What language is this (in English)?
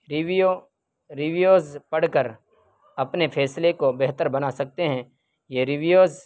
Urdu